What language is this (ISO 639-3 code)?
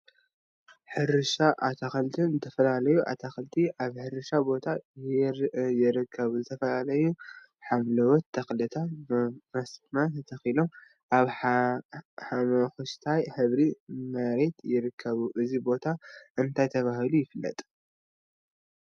tir